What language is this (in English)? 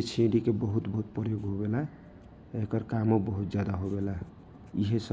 Kochila Tharu